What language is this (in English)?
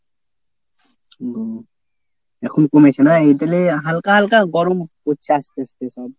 Bangla